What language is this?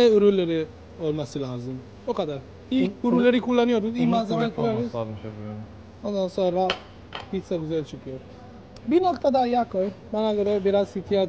Turkish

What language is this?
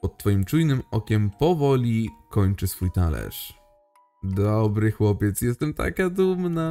Polish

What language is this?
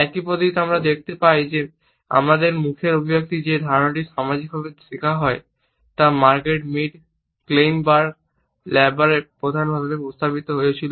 Bangla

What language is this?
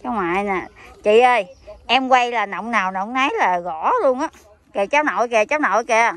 Vietnamese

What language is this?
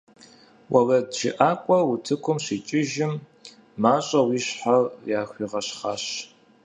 Kabardian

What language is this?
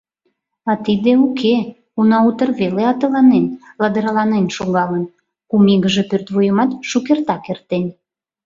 Mari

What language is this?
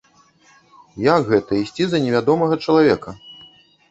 Belarusian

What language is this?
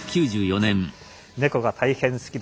Japanese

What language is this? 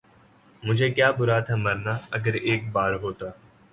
Urdu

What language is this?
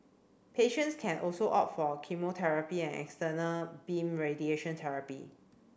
English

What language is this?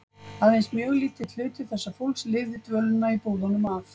Icelandic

